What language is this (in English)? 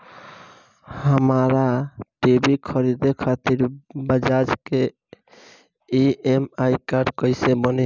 Bhojpuri